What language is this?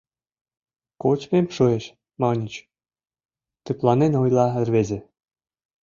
Mari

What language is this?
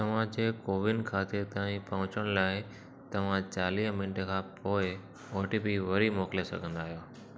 Sindhi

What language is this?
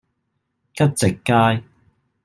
Cantonese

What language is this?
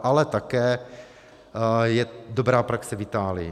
Czech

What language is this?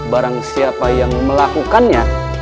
Indonesian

